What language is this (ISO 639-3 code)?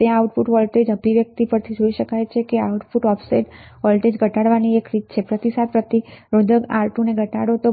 guj